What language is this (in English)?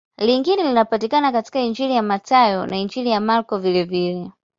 Swahili